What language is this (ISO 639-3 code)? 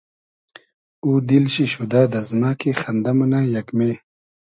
haz